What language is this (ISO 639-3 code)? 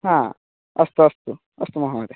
san